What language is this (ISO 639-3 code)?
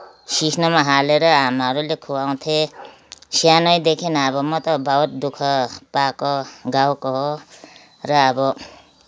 nep